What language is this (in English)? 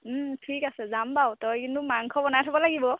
Assamese